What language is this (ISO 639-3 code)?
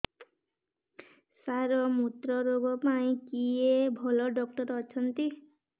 ori